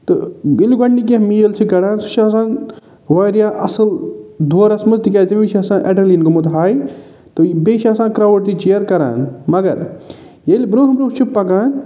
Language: Kashmiri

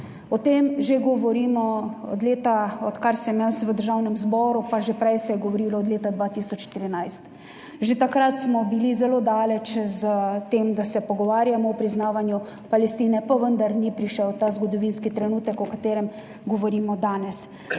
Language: Slovenian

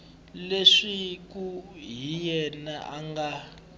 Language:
Tsonga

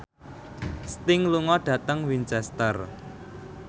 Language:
Javanese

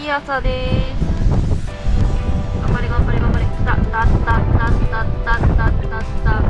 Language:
Japanese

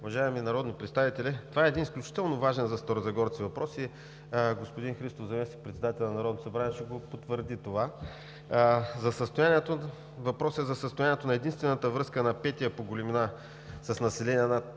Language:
Bulgarian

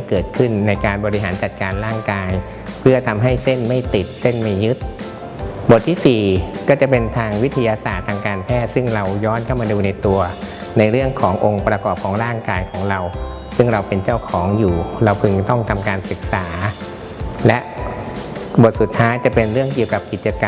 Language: Thai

